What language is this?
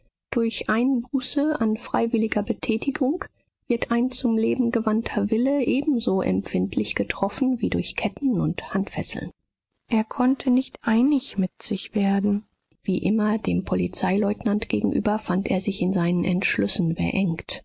German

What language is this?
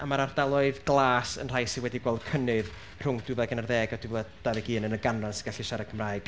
Welsh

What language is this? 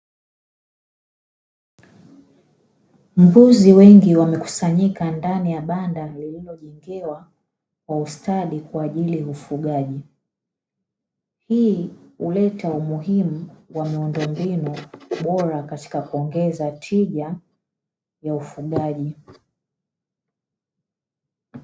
Swahili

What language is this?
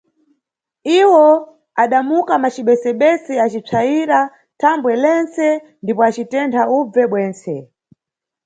Nyungwe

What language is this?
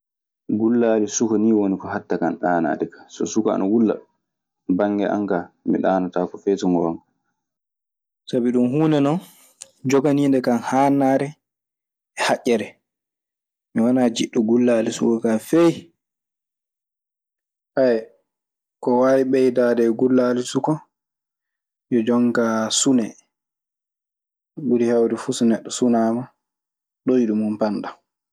Maasina Fulfulde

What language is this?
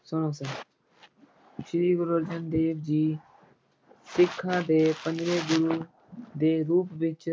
Punjabi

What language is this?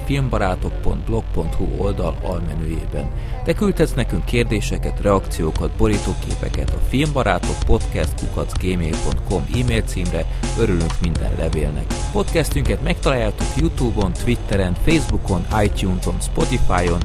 Hungarian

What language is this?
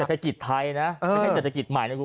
Thai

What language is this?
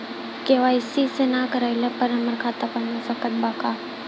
Bhojpuri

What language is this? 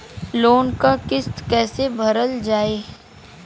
Bhojpuri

